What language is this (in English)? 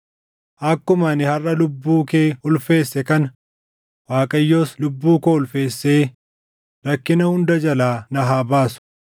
Oromo